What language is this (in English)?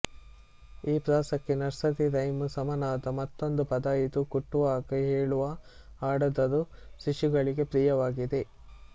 Kannada